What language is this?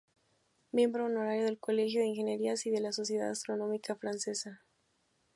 Spanish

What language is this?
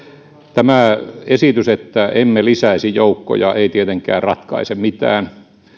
Finnish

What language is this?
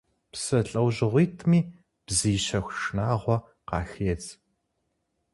Kabardian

